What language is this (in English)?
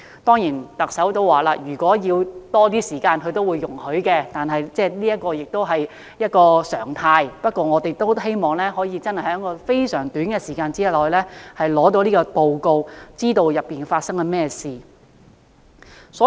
Cantonese